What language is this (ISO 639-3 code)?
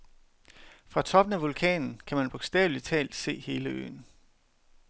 dan